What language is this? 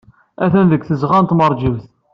Kabyle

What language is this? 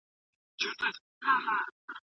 Pashto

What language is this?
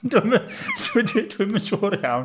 Welsh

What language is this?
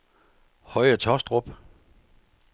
Danish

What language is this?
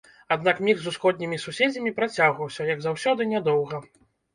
Belarusian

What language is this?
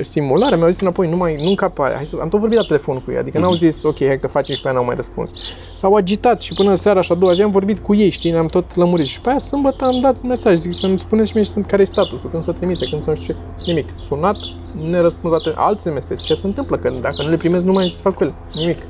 Romanian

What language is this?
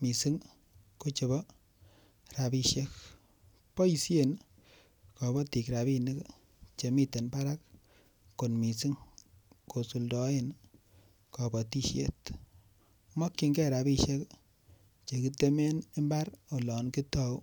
Kalenjin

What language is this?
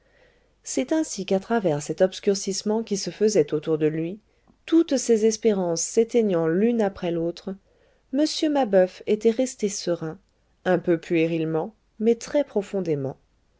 French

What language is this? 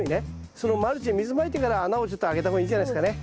Japanese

